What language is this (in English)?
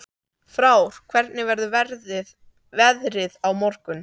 Icelandic